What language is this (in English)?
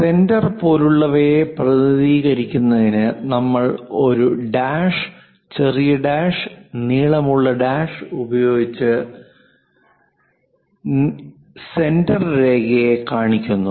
Malayalam